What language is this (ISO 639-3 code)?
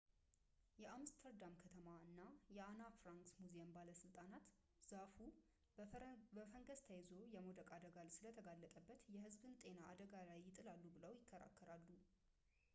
amh